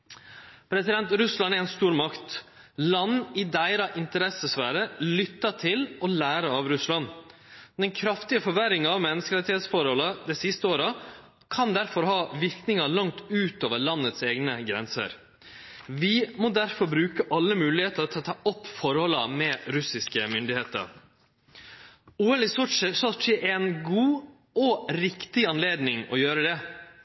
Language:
Norwegian Nynorsk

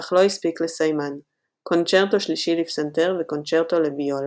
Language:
Hebrew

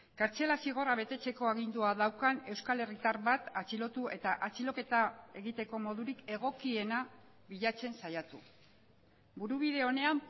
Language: Basque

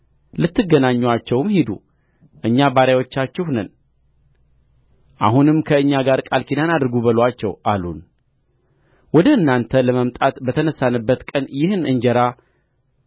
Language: Amharic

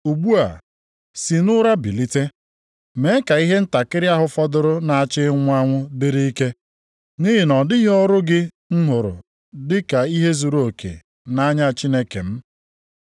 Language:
Igbo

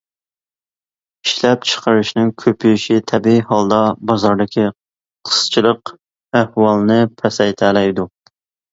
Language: Uyghur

